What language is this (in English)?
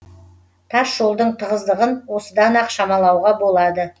Kazakh